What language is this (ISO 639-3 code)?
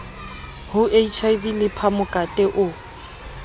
sot